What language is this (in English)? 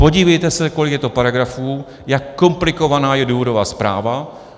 Czech